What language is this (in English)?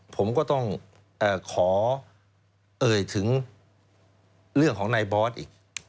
Thai